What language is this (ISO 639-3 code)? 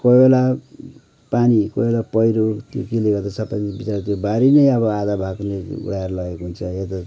nep